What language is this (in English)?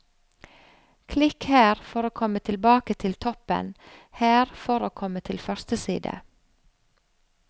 Norwegian